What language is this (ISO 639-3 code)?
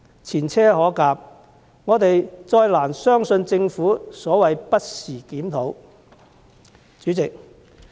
yue